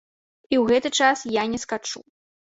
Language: Belarusian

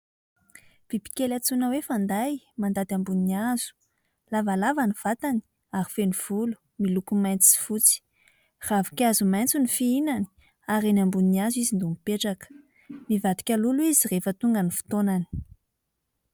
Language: Malagasy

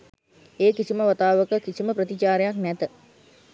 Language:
Sinhala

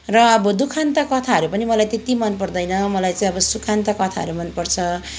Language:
Nepali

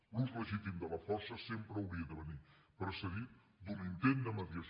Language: Catalan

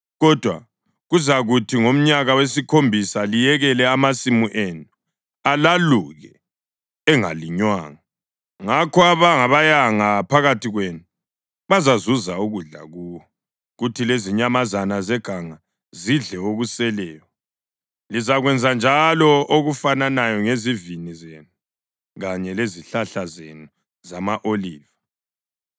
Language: North Ndebele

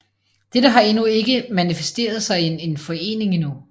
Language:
Danish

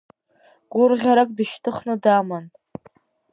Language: Abkhazian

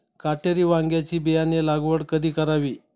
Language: Marathi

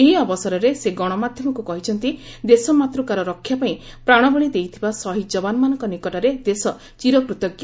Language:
Odia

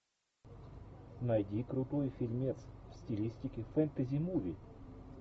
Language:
Russian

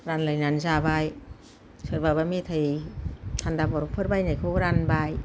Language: Bodo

